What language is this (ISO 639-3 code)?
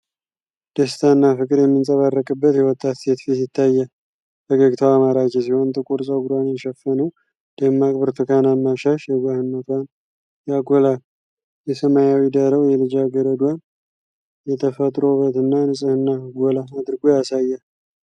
amh